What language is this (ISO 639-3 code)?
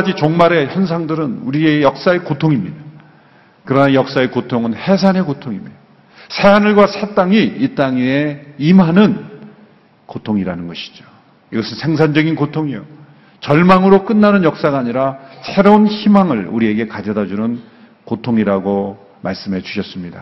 kor